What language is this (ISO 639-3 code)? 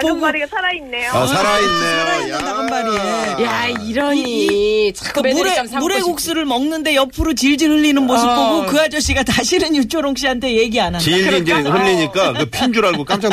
kor